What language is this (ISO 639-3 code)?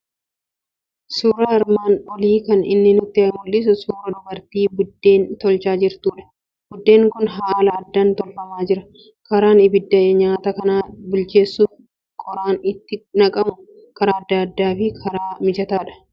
orm